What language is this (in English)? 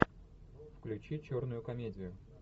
Russian